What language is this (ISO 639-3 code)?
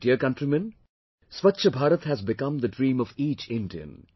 eng